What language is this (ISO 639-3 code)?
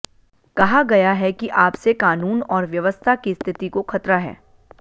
hin